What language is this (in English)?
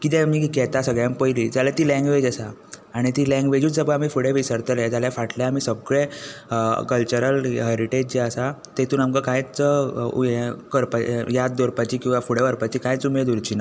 Konkani